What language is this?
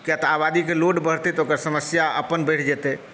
Maithili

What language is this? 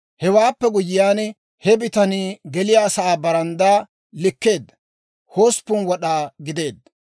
Dawro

